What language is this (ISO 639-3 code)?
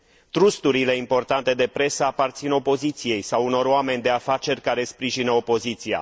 ron